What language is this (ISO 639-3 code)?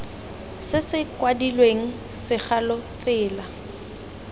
tsn